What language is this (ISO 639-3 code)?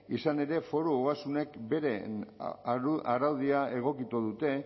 eus